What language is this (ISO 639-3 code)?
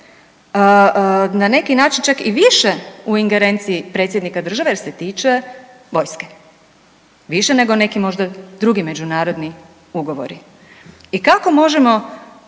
hrv